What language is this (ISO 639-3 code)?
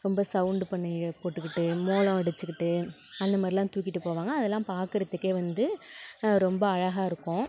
tam